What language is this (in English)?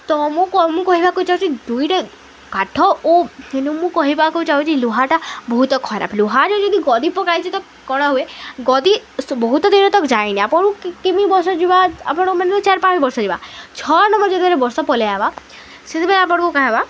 Odia